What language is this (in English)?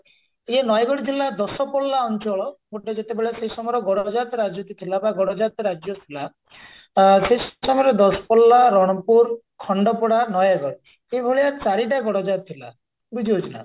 Odia